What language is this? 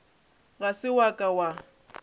Northern Sotho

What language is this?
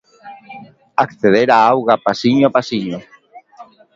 Galician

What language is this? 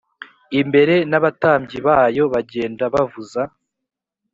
Kinyarwanda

